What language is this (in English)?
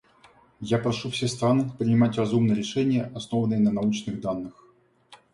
Russian